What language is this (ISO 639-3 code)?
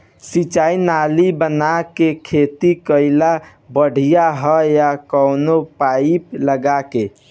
bho